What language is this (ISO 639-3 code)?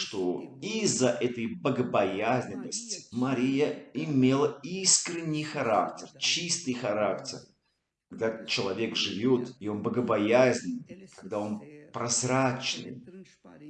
rus